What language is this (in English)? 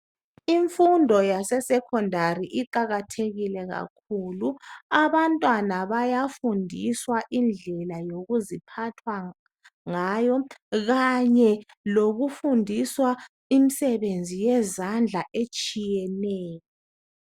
North Ndebele